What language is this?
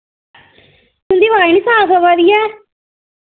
Dogri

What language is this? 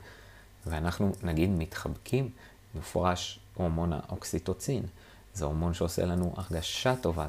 Hebrew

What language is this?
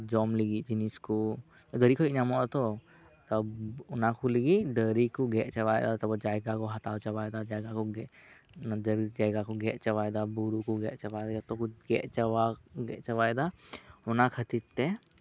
Santali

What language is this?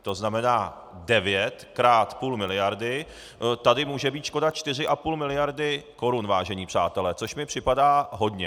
Czech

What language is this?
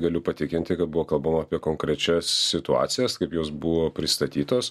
Lithuanian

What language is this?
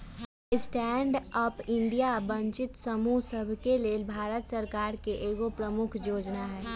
Magahi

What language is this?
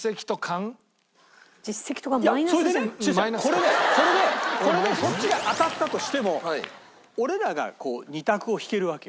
Japanese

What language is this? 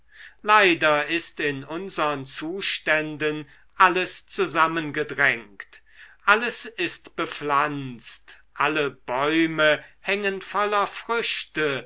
German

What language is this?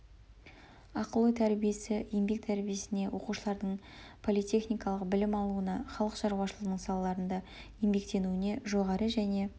Kazakh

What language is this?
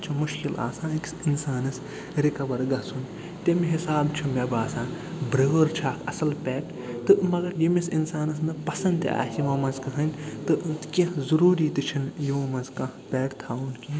Kashmiri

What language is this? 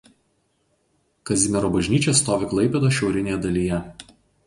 Lithuanian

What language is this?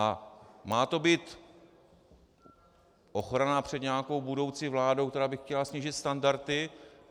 Czech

